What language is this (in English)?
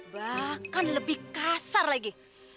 Indonesian